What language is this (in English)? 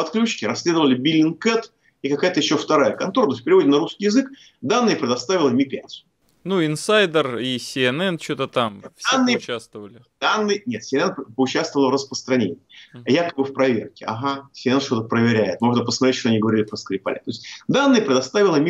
Russian